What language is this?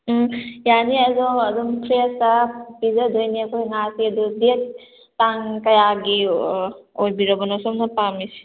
Manipuri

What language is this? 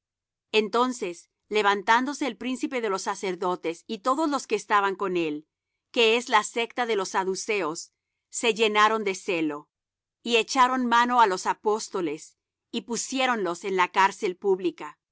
Spanish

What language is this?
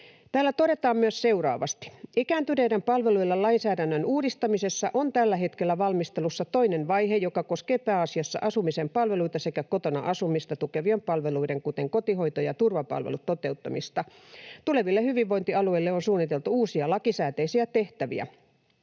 Finnish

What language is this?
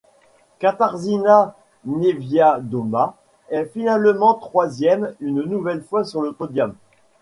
French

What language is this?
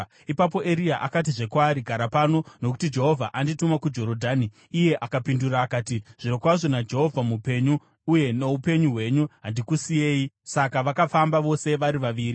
Shona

